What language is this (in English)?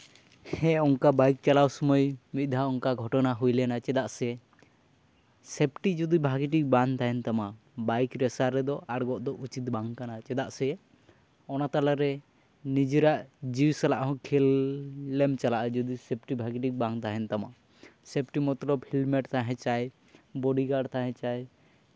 Santali